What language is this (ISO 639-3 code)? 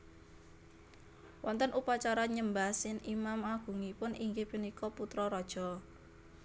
jav